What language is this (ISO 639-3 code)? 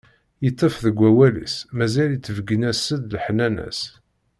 kab